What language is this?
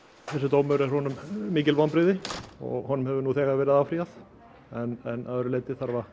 Icelandic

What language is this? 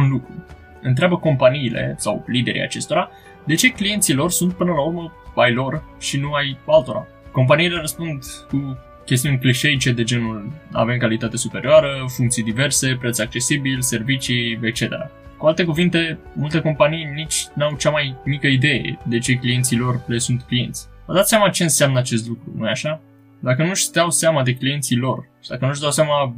Romanian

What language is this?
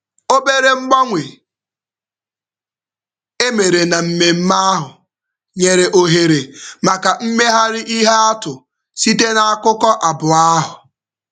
Igbo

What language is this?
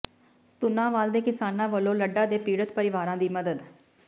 Punjabi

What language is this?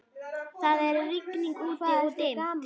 Icelandic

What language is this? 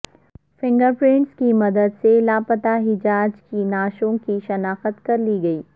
Urdu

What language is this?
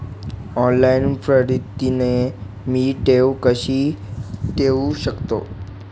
Marathi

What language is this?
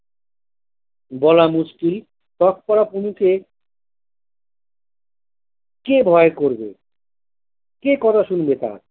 Bangla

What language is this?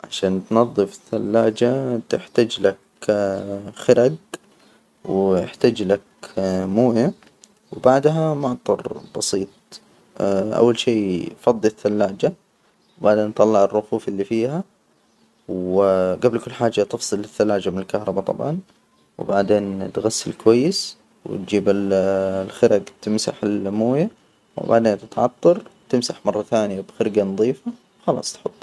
Hijazi Arabic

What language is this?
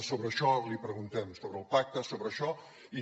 Catalan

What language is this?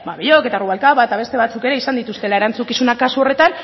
Basque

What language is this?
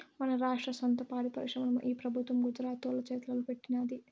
Telugu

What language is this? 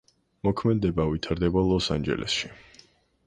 Georgian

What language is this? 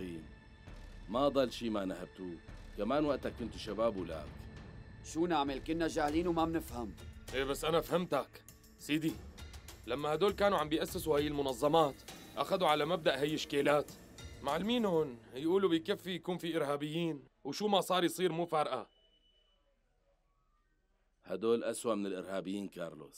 Arabic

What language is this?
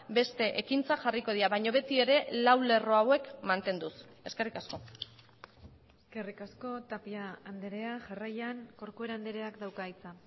Basque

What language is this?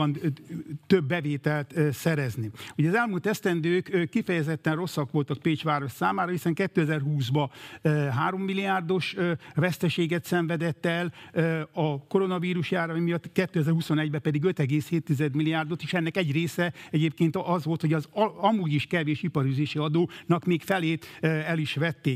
Hungarian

